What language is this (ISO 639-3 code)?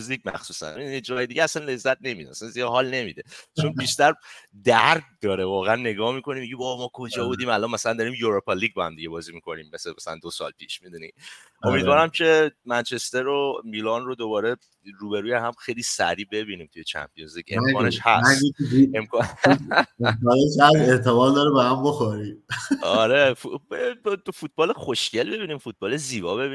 fas